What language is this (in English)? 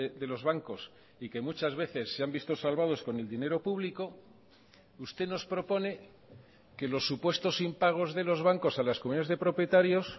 Spanish